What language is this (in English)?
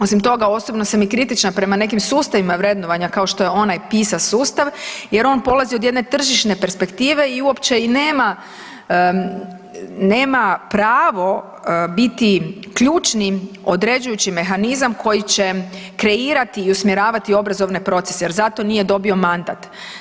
Croatian